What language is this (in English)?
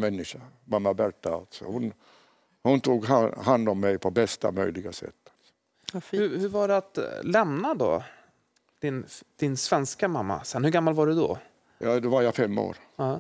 Swedish